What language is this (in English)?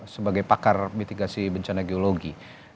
Indonesian